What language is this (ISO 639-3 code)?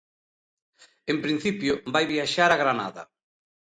glg